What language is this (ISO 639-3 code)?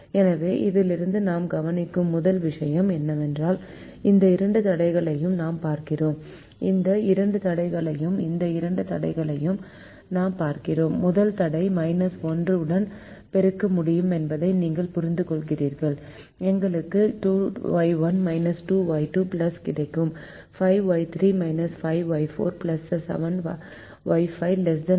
tam